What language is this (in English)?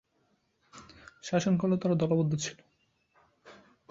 Bangla